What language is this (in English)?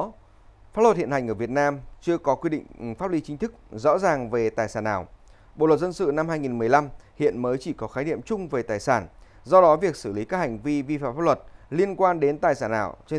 Vietnamese